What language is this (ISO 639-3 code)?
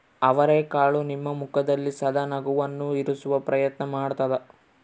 kan